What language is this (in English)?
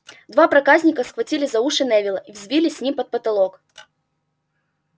Russian